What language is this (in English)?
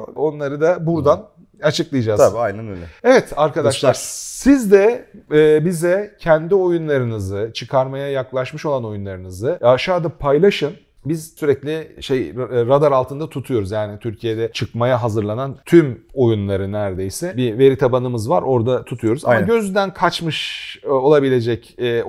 Turkish